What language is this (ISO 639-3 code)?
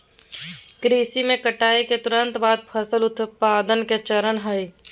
mag